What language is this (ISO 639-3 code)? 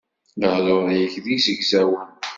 kab